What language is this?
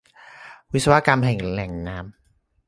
Thai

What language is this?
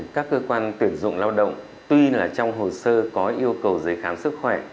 Vietnamese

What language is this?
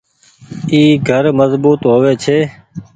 Goaria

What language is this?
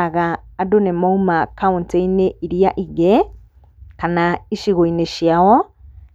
Kikuyu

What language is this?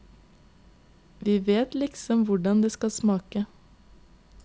Norwegian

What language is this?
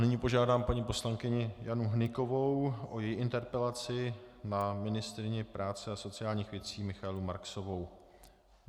Czech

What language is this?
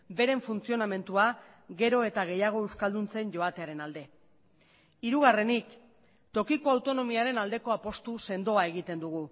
Basque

